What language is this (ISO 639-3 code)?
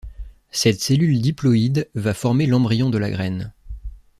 fra